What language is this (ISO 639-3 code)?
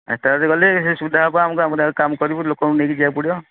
ori